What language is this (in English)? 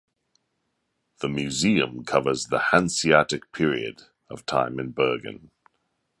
English